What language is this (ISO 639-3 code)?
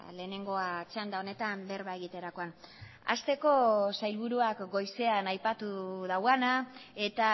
eus